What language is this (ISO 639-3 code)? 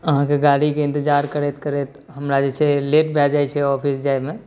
mai